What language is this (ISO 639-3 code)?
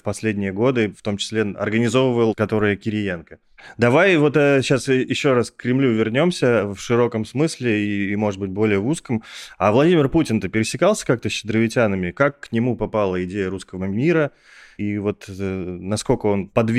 rus